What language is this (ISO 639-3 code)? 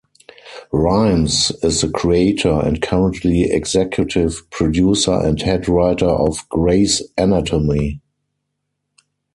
eng